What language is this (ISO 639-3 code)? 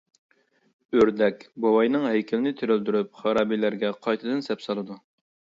uig